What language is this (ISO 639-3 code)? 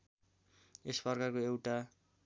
nep